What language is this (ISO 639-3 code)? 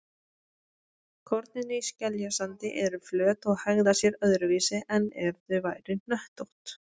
isl